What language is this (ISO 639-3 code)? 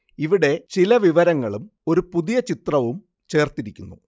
mal